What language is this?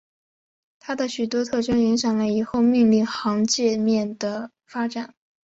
Chinese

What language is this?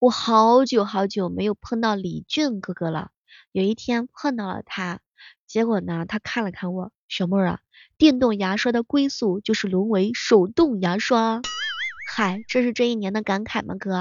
Chinese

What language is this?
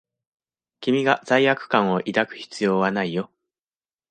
Japanese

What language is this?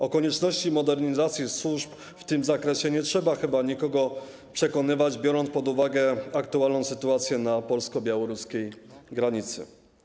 Polish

